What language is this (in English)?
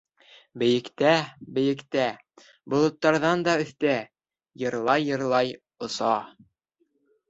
Bashkir